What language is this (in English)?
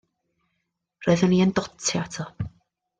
Welsh